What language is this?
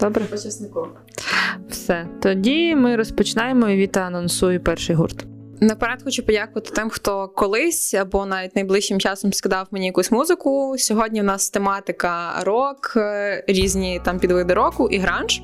Ukrainian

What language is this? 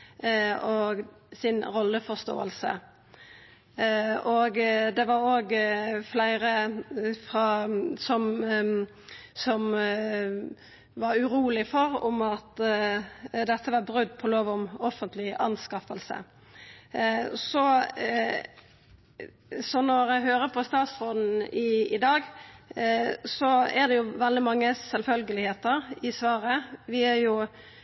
Norwegian Nynorsk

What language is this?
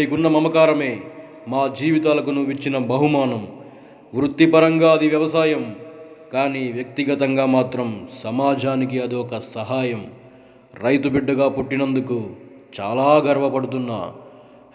Telugu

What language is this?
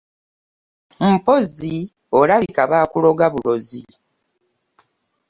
Ganda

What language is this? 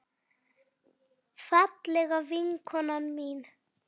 Icelandic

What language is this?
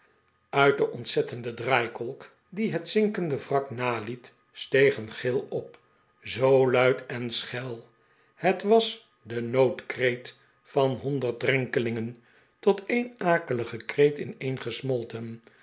Dutch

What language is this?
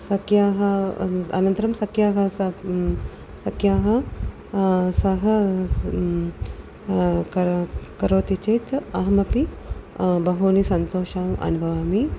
Sanskrit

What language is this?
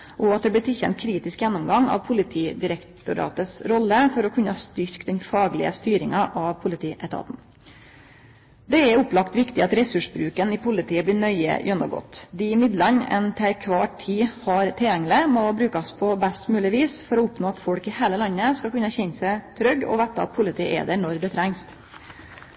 Norwegian Nynorsk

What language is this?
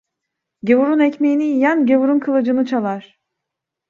Turkish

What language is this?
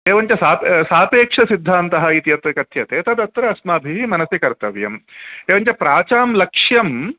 Sanskrit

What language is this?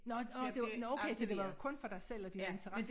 Danish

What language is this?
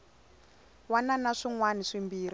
Tsonga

